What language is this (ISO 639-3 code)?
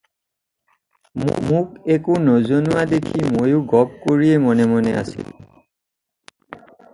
asm